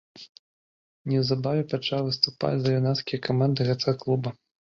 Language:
Belarusian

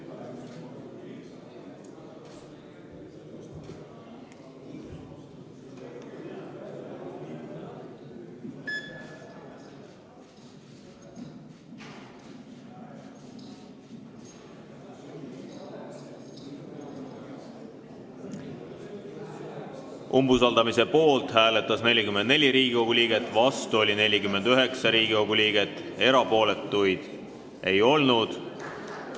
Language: Estonian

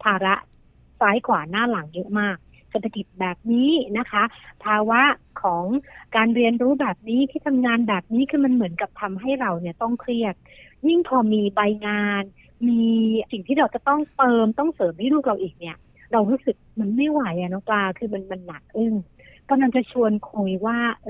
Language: Thai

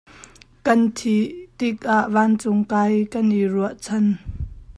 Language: Hakha Chin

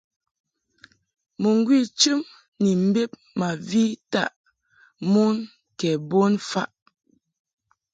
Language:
Mungaka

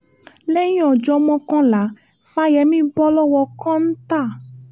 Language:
Yoruba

